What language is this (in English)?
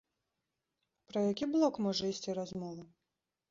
Belarusian